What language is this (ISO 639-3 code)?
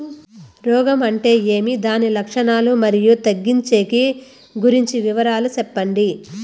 tel